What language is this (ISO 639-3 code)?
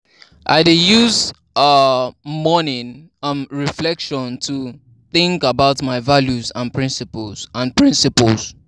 pcm